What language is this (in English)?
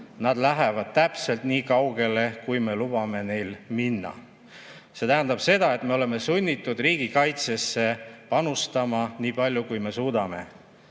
Estonian